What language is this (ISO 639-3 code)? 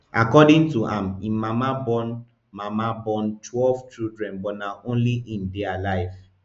pcm